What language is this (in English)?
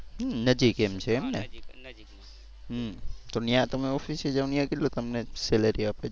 Gujarati